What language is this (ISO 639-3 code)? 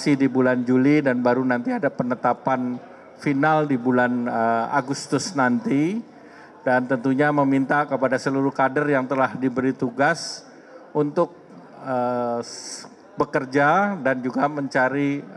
ind